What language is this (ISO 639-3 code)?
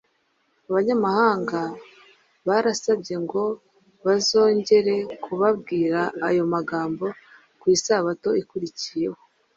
kin